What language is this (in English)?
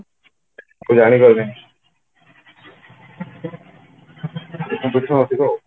Odia